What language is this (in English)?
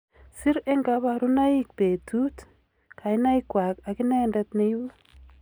Kalenjin